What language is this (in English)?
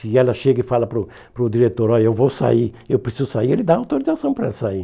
Portuguese